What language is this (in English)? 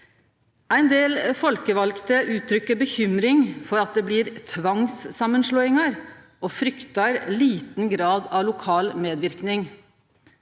Norwegian